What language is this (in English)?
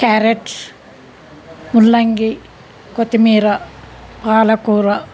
Telugu